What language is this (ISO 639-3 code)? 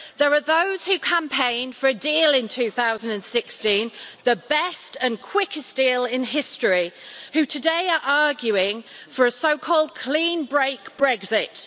eng